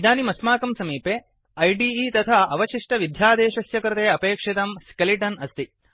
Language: Sanskrit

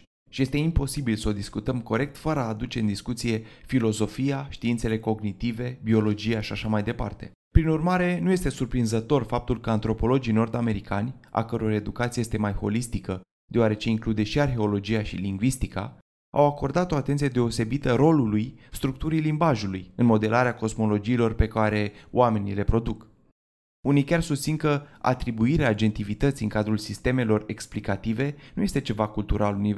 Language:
Romanian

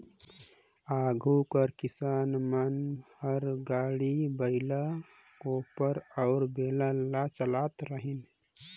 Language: Chhattisgarhi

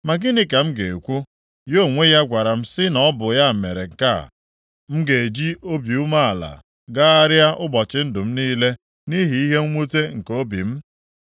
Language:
Igbo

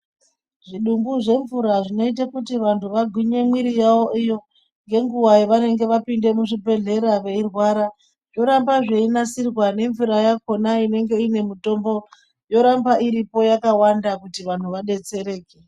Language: Ndau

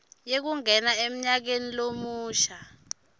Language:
Swati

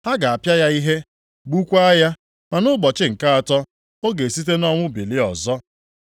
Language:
Igbo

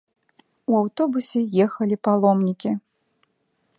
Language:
Belarusian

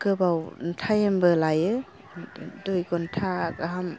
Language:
Bodo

